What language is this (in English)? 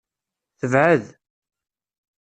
Kabyle